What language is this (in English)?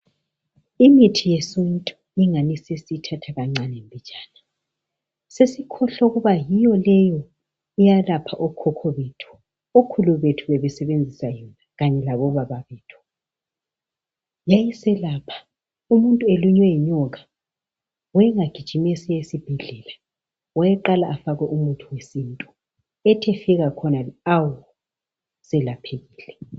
North Ndebele